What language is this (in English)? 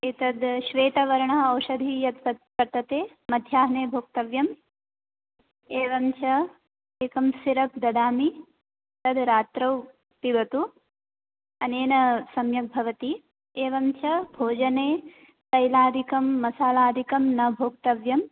Sanskrit